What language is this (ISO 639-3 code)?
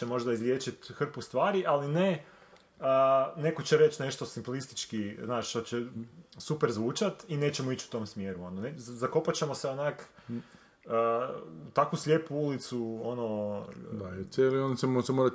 hrv